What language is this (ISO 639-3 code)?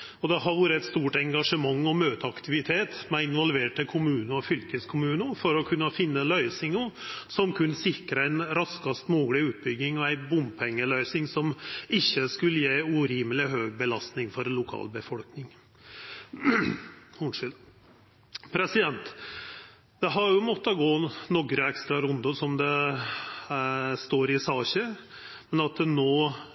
nno